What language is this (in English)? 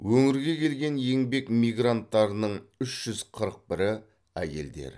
Kazakh